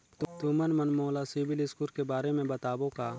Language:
Chhattisgarhi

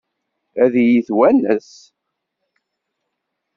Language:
Kabyle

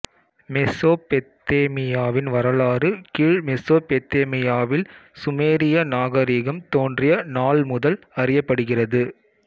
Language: Tamil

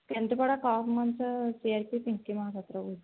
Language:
Odia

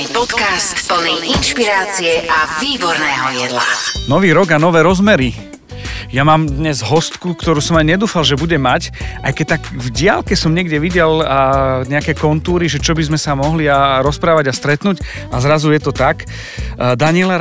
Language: Slovak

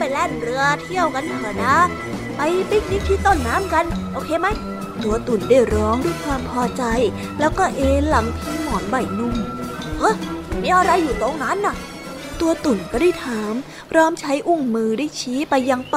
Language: Thai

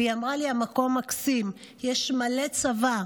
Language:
Hebrew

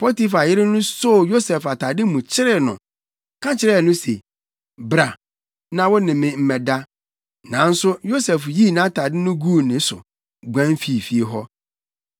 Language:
Akan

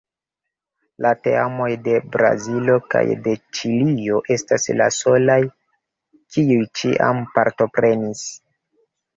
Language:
Esperanto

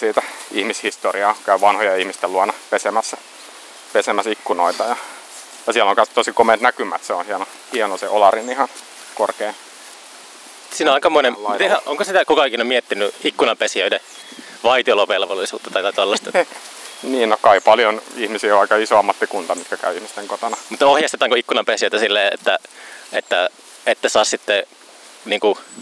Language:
Finnish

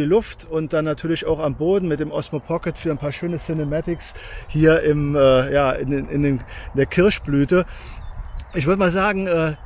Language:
German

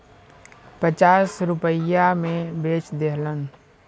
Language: Bhojpuri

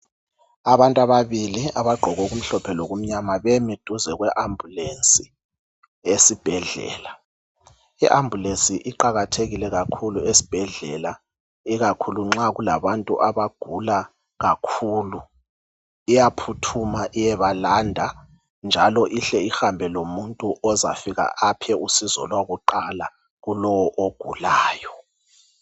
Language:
North Ndebele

